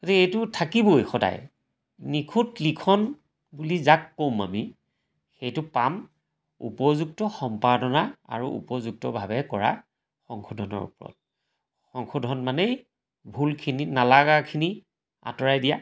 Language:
Assamese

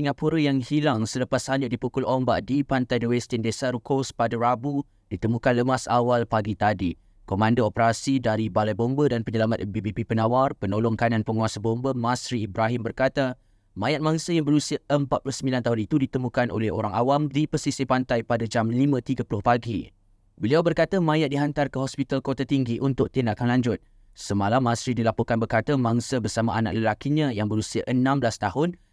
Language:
Malay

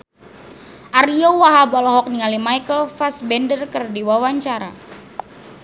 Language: Sundanese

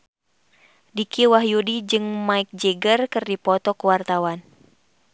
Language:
Sundanese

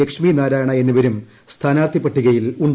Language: Malayalam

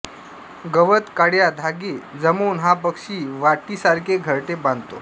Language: Marathi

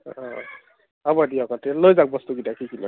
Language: Assamese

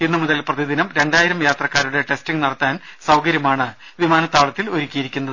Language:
Malayalam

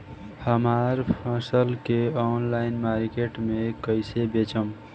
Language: Bhojpuri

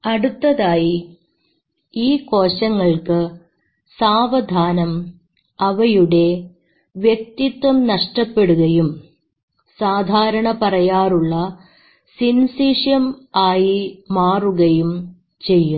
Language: Malayalam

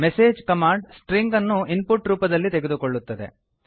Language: Kannada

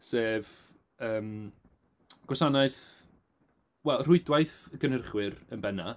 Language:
Welsh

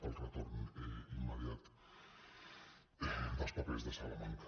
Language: Catalan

